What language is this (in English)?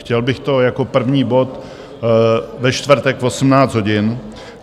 Czech